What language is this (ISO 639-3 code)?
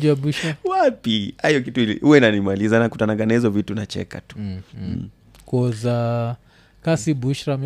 swa